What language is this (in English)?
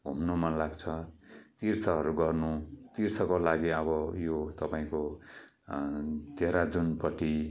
Nepali